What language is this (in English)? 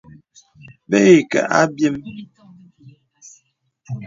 Bebele